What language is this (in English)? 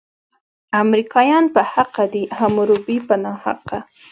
Pashto